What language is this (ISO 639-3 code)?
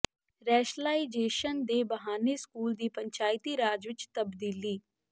pan